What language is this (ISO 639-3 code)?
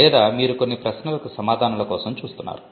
tel